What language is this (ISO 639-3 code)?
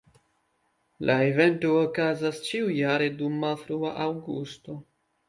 epo